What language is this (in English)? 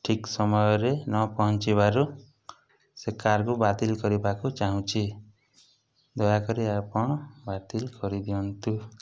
Odia